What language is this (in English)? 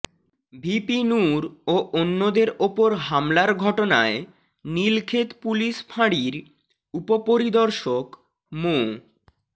Bangla